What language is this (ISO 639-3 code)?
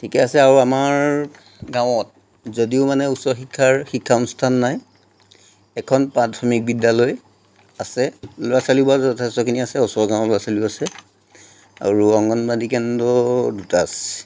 asm